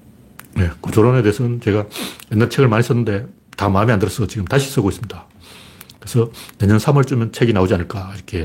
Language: Korean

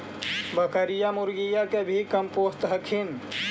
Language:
Magahi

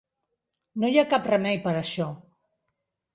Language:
Catalan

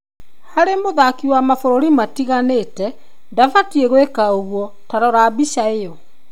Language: Kikuyu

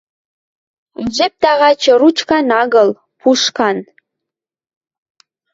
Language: Western Mari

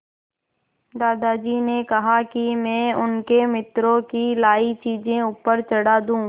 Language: Hindi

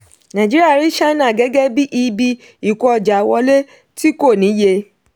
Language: Yoruba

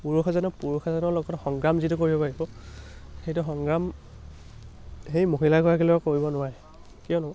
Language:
Assamese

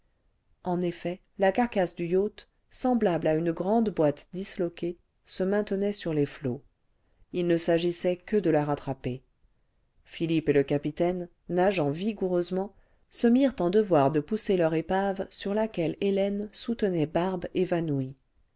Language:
French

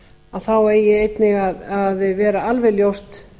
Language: Icelandic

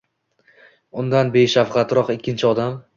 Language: Uzbek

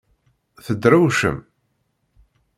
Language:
Kabyle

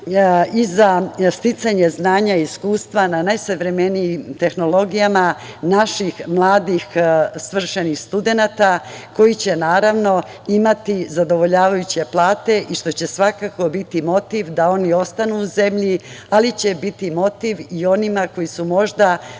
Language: Serbian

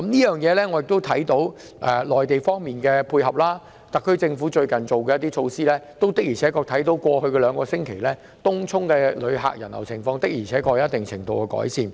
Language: Cantonese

